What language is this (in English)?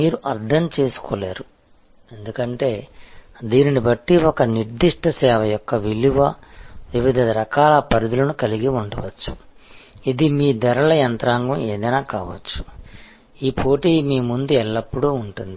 Telugu